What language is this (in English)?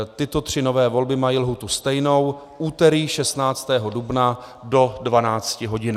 Czech